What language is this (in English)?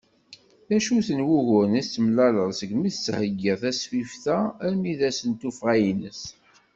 Kabyle